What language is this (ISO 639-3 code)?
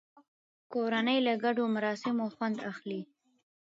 pus